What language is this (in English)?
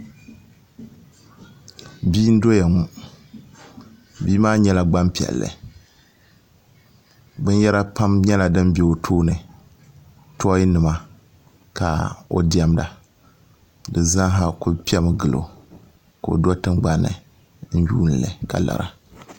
Dagbani